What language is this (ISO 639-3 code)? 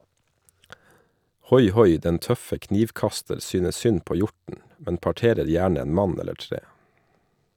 nor